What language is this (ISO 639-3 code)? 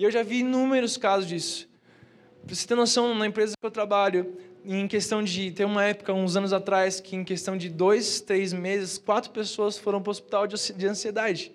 por